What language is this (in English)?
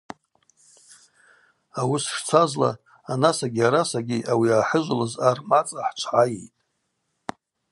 Abaza